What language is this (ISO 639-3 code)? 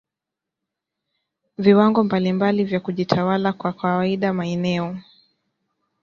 swa